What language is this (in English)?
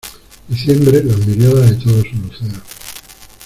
Spanish